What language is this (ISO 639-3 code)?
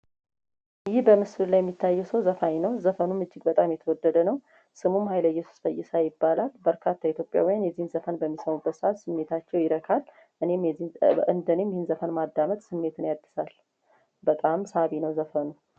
amh